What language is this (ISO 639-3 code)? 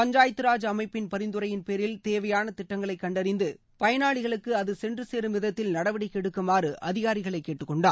tam